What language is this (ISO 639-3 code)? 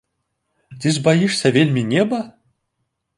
bel